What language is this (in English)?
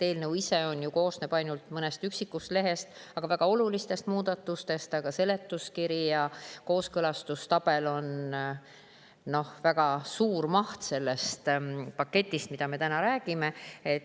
Estonian